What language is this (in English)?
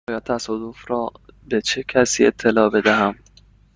Persian